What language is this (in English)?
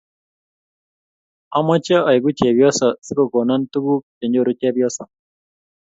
Kalenjin